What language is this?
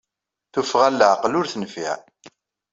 Kabyle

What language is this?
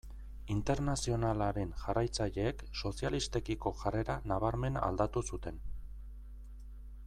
Basque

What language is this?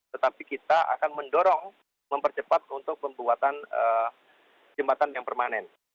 Indonesian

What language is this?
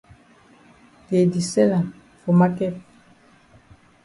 Cameroon Pidgin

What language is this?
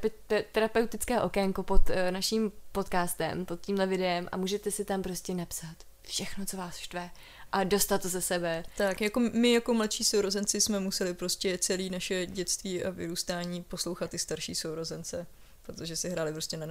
Czech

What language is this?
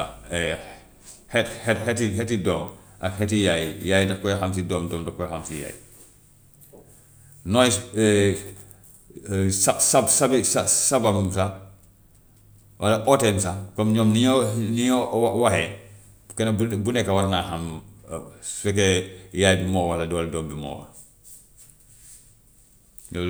Gambian Wolof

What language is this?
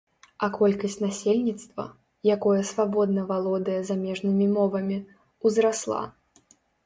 Belarusian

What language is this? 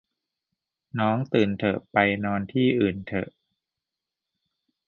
Thai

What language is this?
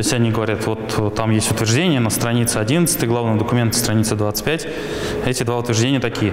Russian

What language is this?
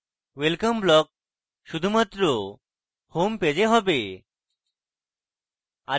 Bangla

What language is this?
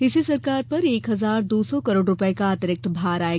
Hindi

